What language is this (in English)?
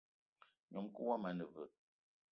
Eton (Cameroon)